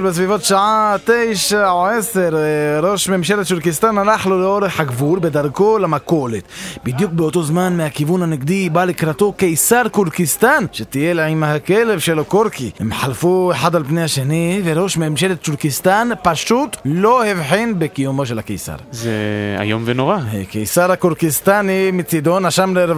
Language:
Hebrew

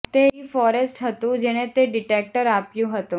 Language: Gujarati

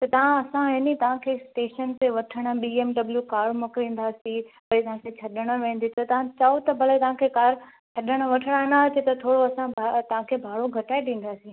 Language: Sindhi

